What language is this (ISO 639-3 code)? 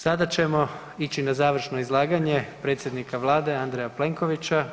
hrv